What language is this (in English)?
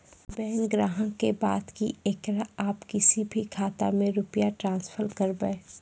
Maithili